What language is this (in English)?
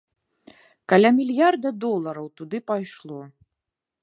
Belarusian